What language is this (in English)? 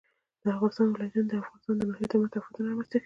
Pashto